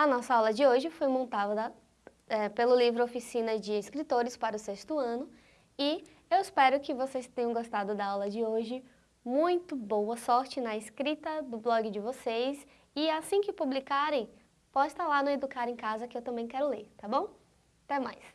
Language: Portuguese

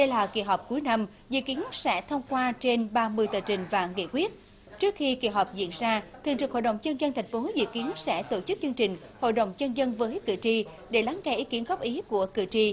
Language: Vietnamese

